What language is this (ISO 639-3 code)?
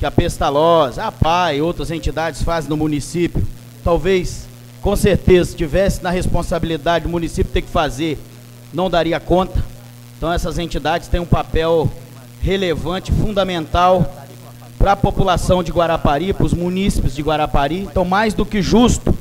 por